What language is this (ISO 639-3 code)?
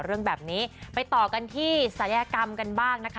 tha